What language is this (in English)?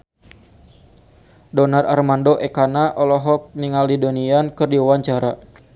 Sundanese